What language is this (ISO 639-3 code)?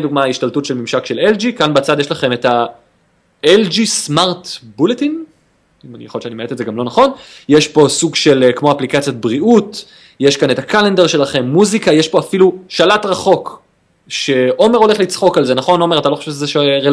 heb